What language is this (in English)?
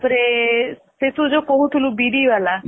Odia